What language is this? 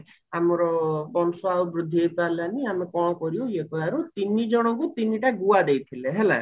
Odia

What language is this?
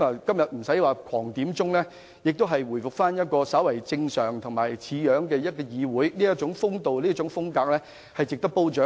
Cantonese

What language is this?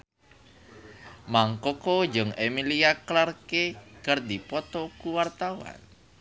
Sundanese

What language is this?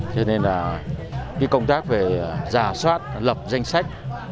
Vietnamese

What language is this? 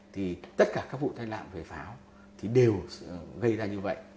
Vietnamese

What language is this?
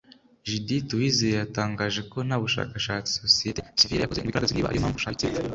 Kinyarwanda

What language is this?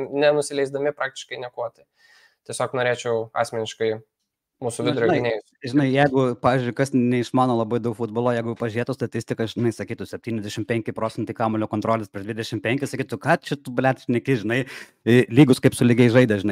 Lithuanian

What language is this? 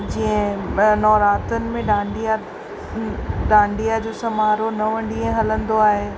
Sindhi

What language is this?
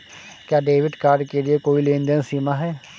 Hindi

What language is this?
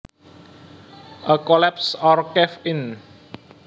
Javanese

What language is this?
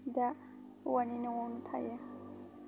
Bodo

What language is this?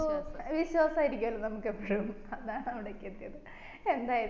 Malayalam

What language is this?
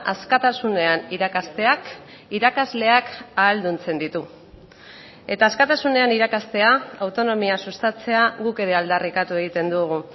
Basque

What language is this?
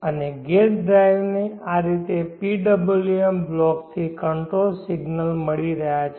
Gujarati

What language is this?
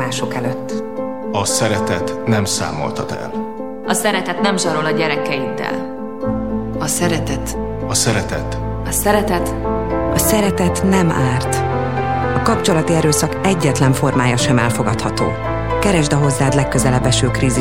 Hungarian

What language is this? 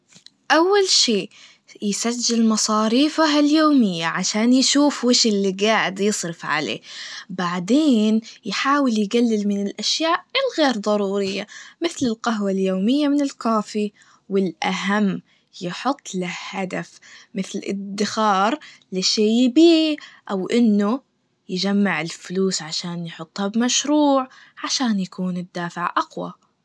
Najdi Arabic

